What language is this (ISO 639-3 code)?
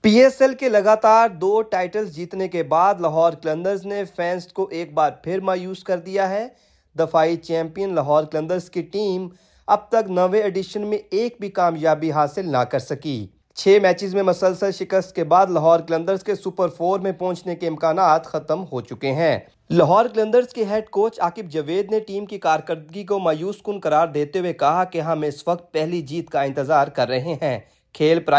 urd